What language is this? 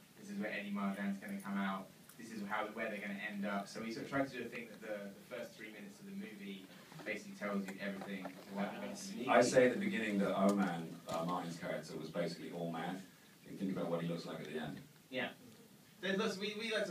English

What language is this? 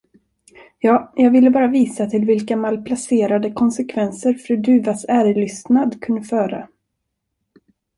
Swedish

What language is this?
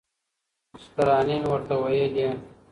Pashto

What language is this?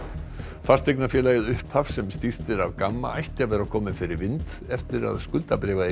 Icelandic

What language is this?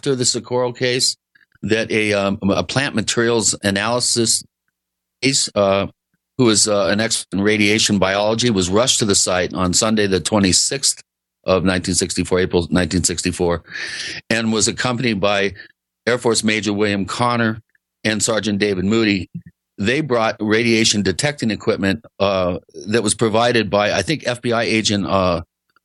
English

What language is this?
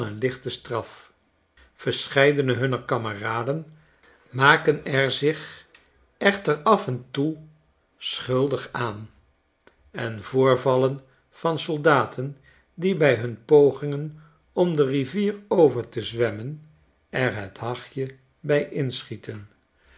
Dutch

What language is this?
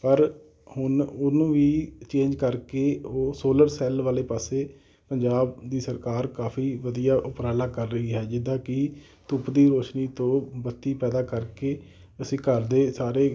Punjabi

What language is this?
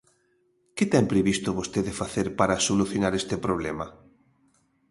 Galician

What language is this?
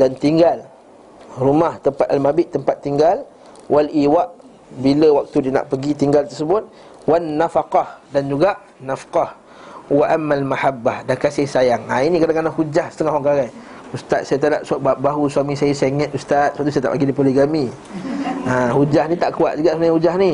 Malay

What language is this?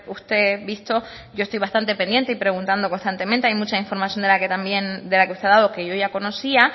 Spanish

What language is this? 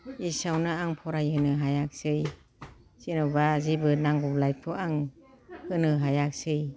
Bodo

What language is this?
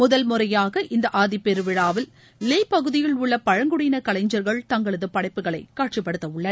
Tamil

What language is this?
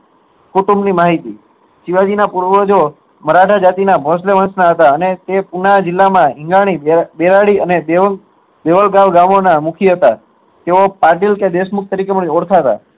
Gujarati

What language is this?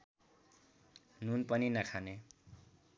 Nepali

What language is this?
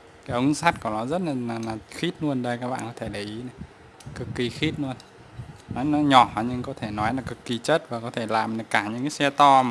Vietnamese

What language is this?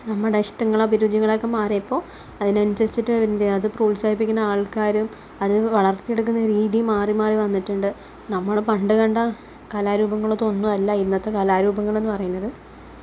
Malayalam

